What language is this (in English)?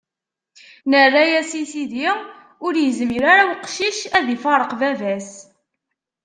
Kabyle